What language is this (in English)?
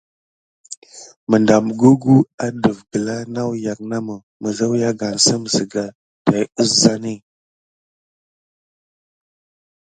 Gidar